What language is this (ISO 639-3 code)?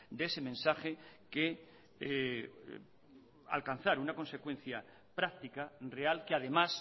spa